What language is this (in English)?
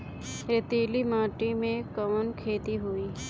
Bhojpuri